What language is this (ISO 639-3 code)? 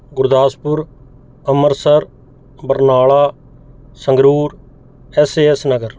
pan